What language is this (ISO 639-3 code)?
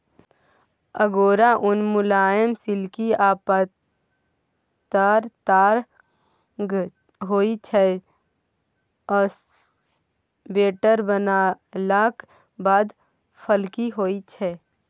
mai